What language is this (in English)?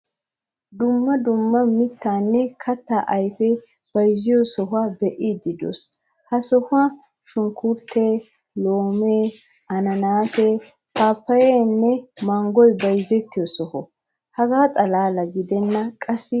Wolaytta